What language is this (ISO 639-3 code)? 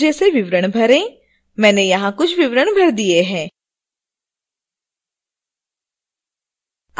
hin